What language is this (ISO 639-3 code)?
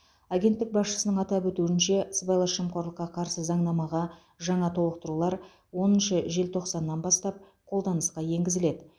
kaz